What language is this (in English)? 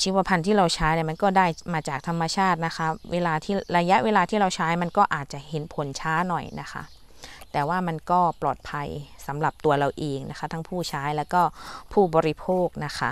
Thai